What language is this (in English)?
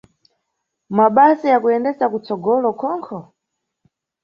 Nyungwe